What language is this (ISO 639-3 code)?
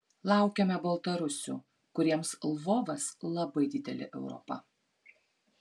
lit